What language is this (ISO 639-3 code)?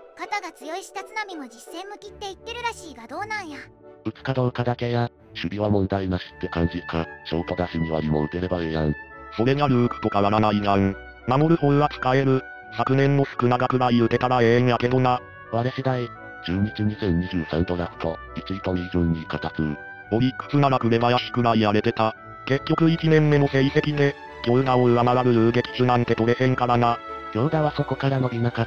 jpn